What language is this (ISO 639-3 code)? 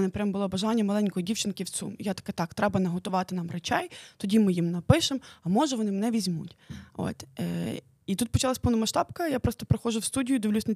ukr